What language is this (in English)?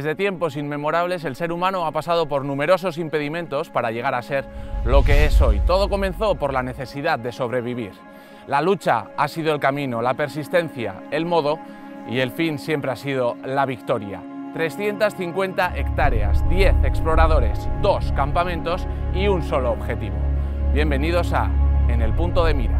Spanish